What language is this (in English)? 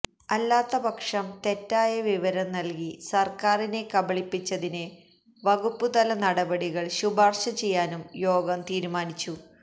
Malayalam